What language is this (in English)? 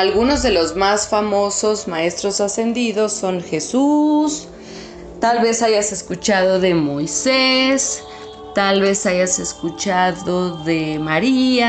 Spanish